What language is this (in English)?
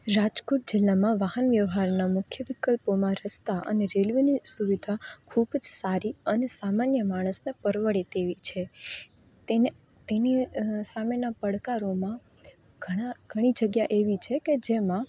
Gujarati